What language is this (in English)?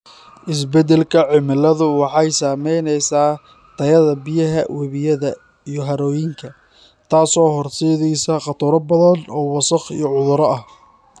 Somali